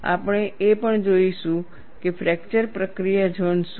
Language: Gujarati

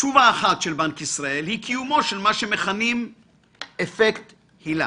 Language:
Hebrew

